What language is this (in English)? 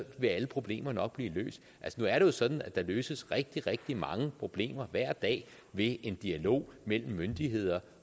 Danish